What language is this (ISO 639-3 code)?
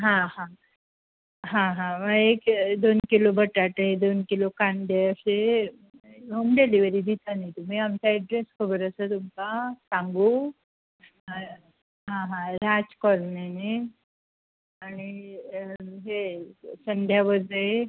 kok